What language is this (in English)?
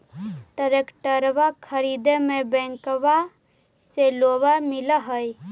Magahi